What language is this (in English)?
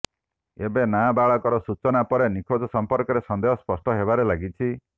Odia